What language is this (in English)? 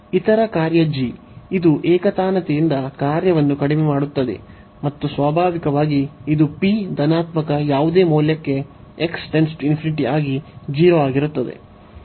Kannada